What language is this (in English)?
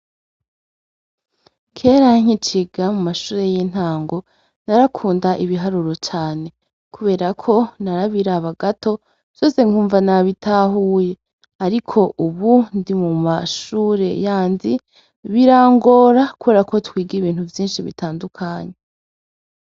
Rundi